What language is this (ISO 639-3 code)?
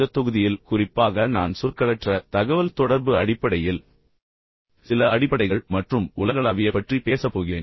tam